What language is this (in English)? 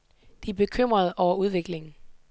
Danish